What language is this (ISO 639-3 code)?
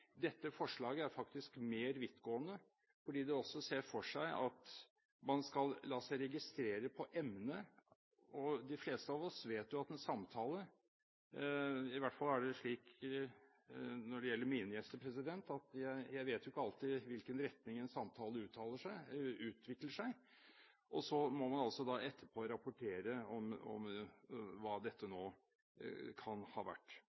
nob